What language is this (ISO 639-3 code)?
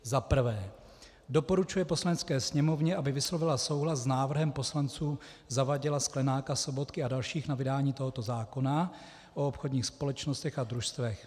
ces